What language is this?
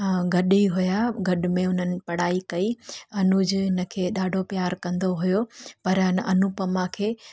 Sindhi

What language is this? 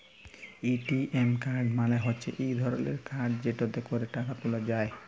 Bangla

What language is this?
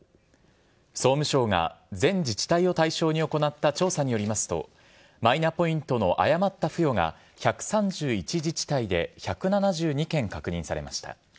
Japanese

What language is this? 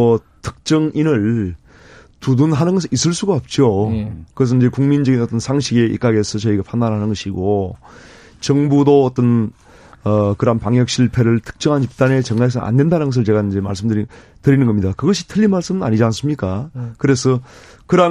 Korean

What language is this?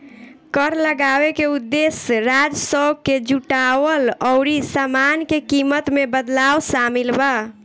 Bhojpuri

